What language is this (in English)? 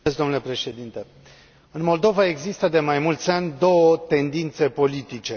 Romanian